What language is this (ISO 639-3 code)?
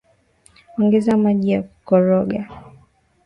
swa